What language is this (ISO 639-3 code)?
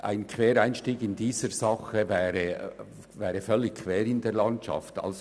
gsw